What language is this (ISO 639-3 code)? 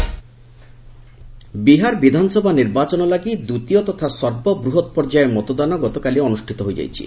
ori